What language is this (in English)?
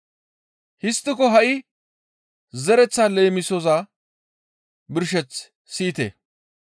Gamo